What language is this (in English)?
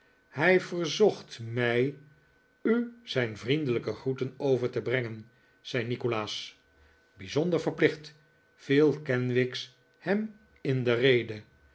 Dutch